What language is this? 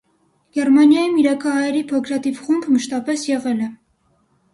Armenian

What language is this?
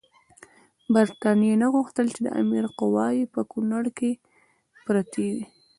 Pashto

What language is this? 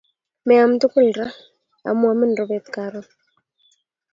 Kalenjin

